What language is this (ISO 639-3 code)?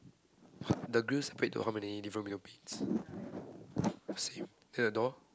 eng